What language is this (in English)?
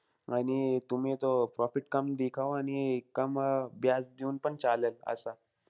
Marathi